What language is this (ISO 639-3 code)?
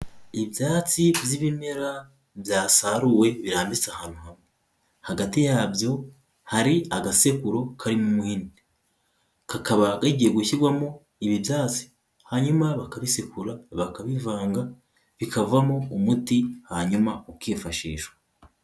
kin